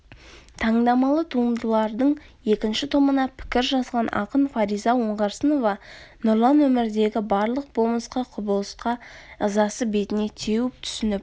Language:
Kazakh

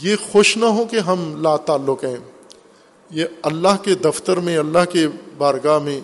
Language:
Urdu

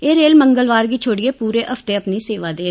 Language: Dogri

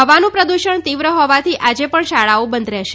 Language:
Gujarati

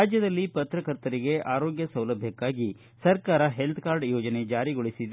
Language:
Kannada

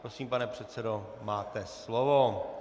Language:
Czech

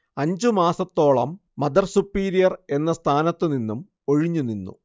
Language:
Malayalam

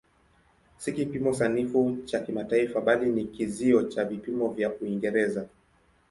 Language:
Swahili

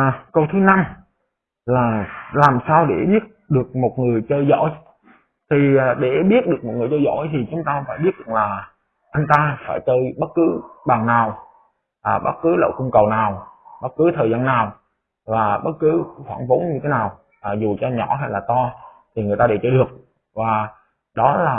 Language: Vietnamese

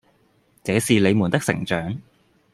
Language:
Cantonese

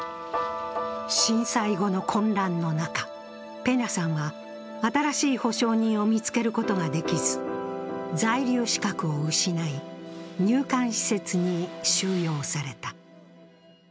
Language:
Japanese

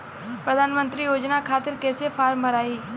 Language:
Bhojpuri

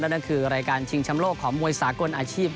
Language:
Thai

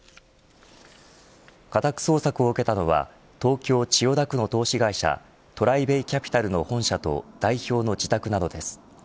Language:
Japanese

